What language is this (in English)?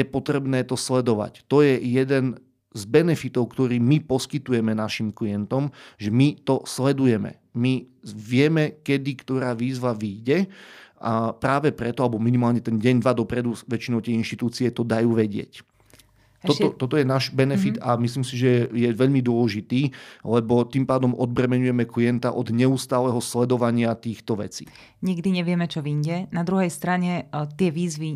Slovak